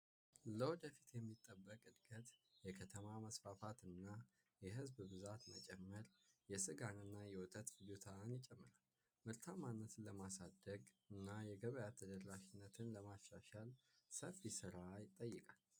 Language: Amharic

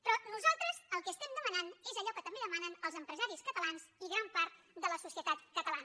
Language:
Catalan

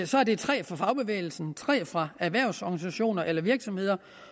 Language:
Danish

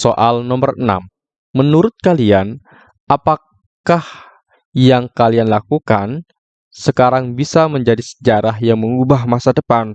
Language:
Indonesian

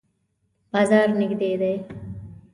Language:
Pashto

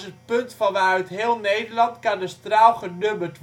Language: Dutch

